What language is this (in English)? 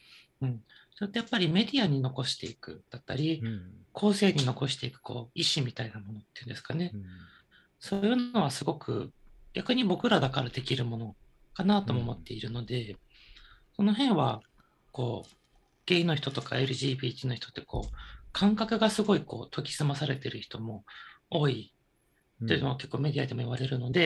Japanese